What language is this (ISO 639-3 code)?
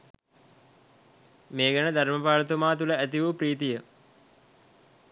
sin